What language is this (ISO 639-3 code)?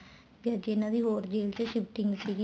pan